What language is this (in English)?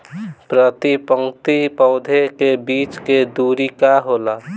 Bhojpuri